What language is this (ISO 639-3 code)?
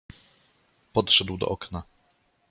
pol